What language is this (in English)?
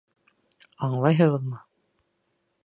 Bashkir